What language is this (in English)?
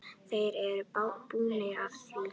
Icelandic